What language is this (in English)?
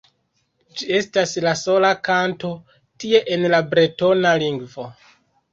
Esperanto